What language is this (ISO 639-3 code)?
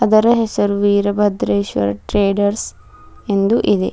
kan